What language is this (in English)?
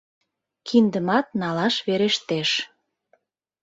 Mari